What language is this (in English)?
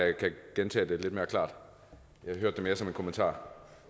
Danish